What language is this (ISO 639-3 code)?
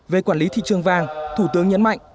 vie